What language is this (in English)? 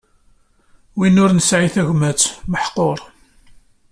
Kabyle